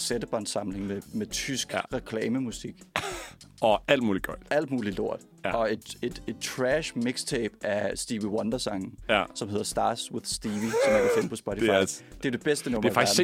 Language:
Danish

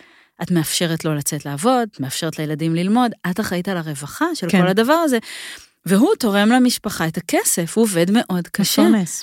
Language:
Hebrew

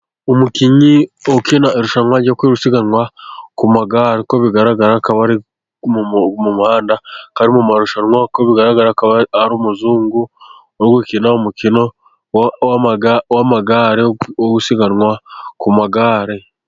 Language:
Kinyarwanda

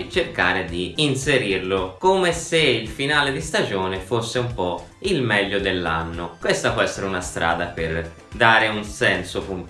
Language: Italian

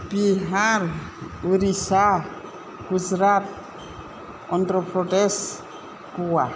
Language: Bodo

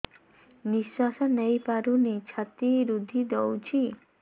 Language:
Odia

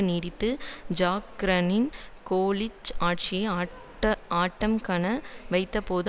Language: Tamil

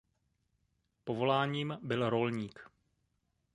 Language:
Czech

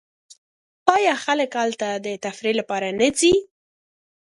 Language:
Pashto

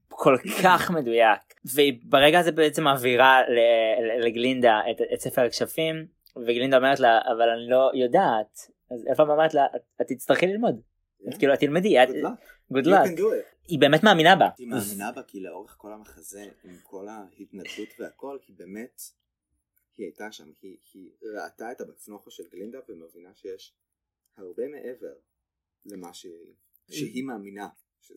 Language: Hebrew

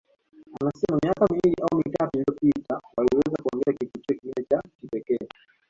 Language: Swahili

